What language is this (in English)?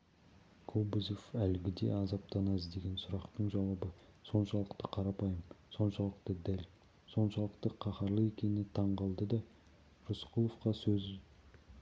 Kazakh